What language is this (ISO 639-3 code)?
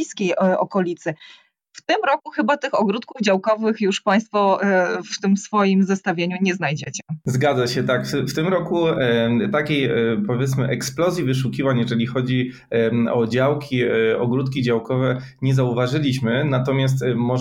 pol